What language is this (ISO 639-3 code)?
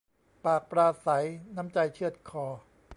tha